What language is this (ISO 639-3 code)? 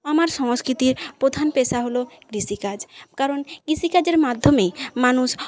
ben